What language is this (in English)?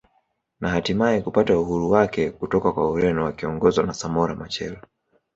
Swahili